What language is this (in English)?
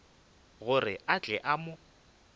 Northern Sotho